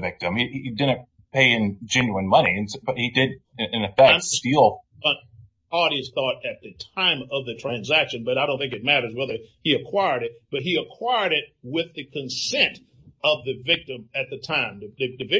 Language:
English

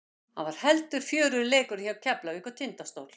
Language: Icelandic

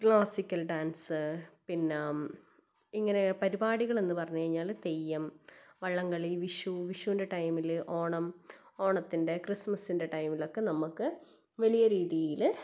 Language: Malayalam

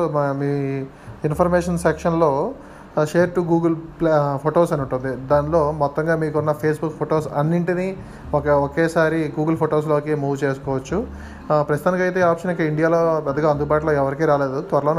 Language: Telugu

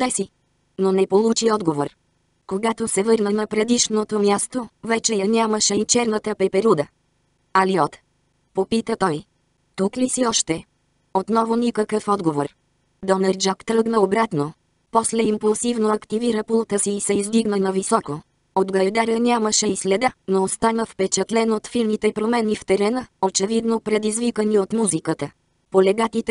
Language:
Bulgarian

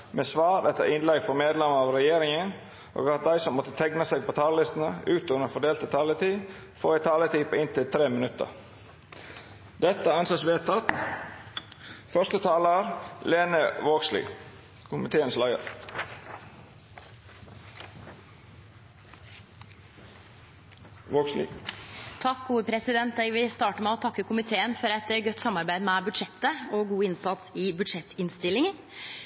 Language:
Norwegian Nynorsk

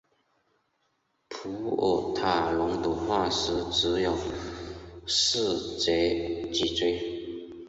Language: Chinese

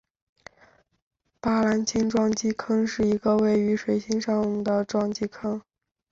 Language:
Chinese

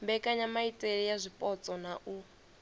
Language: Venda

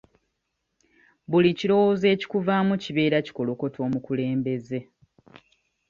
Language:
Ganda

